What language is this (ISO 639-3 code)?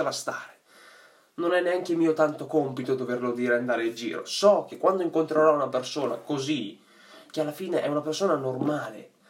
ita